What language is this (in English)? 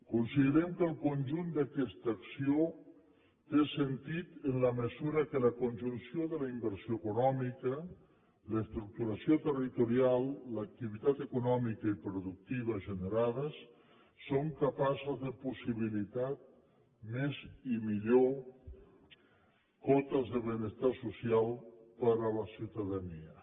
Catalan